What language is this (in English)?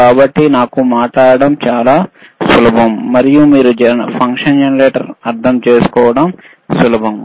Telugu